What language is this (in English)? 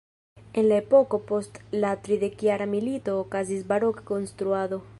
Esperanto